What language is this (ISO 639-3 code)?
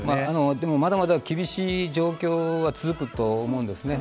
jpn